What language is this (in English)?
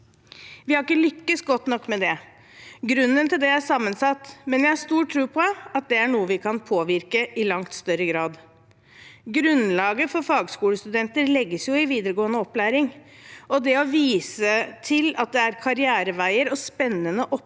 Norwegian